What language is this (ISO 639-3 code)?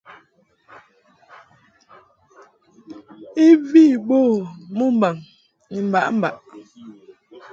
mhk